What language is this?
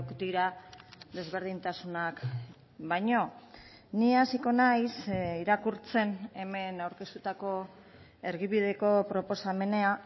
Basque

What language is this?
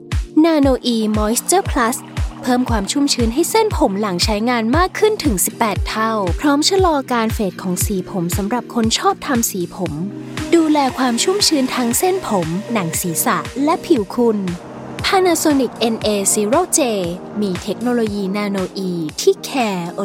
Thai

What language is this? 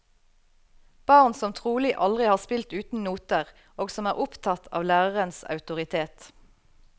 Norwegian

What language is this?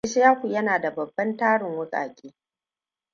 Hausa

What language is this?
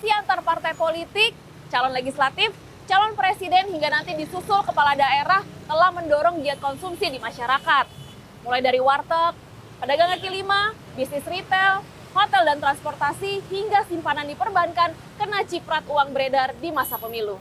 Indonesian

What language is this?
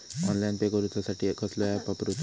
Marathi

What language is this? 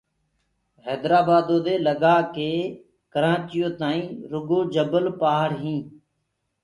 Gurgula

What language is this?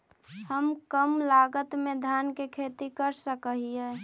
Magahi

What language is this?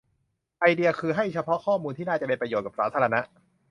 Thai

